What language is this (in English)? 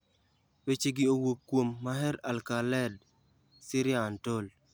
Luo (Kenya and Tanzania)